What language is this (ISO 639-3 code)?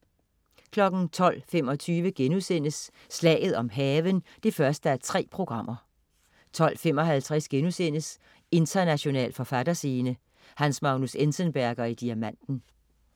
dan